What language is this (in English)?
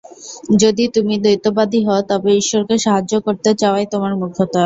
Bangla